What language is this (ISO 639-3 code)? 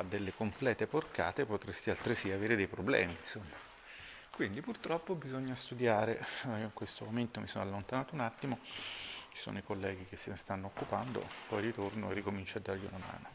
ita